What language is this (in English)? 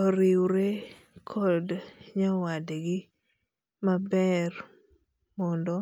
Luo (Kenya and Tanzania)